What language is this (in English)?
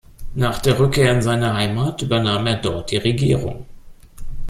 German